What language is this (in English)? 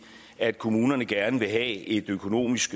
Danish